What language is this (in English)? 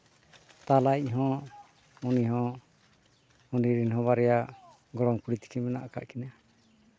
Santali